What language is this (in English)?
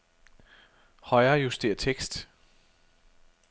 Danish